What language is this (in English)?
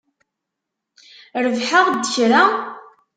Kabyle